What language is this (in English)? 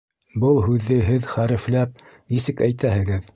Bashkir